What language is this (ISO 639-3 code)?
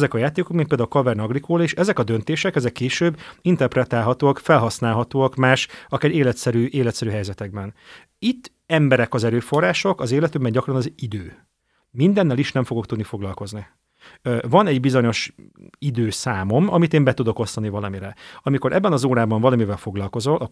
hun